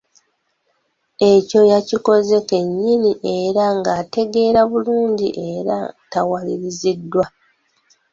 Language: Ganda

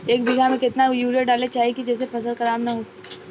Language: Bhojpuri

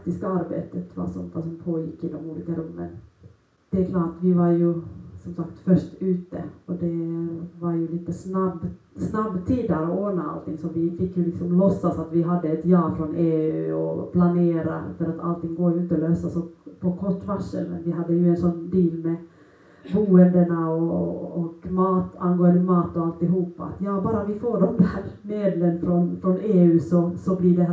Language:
Swedish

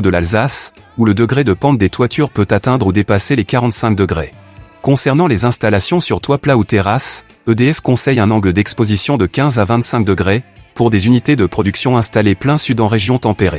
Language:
French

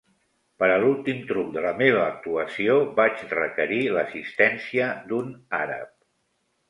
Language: Catalan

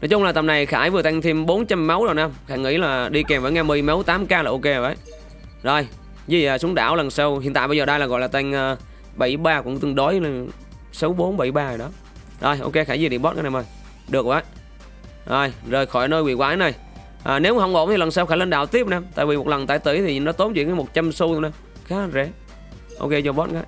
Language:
Vietnamese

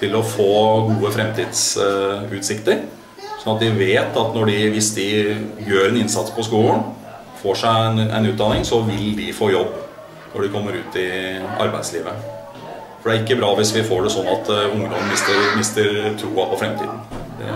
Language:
Norwegian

